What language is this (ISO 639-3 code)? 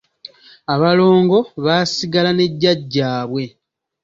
lug